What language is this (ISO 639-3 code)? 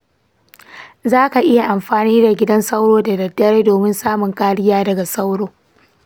hau